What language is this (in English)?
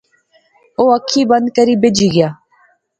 Pahari-Potwari